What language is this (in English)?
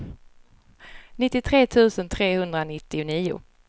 Swedish